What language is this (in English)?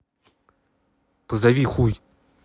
Russian